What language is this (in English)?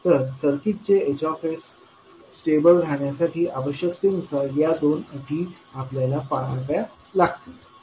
Marathi